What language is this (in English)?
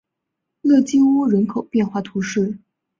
Chinese